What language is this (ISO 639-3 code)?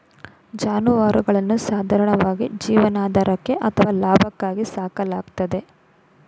kan